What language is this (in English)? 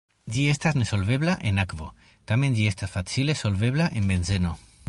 Esperanto